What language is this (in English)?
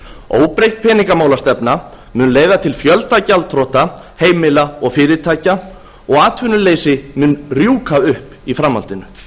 Icelandic